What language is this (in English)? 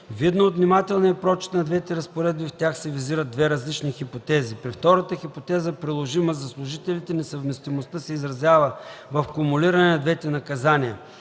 Bulgarian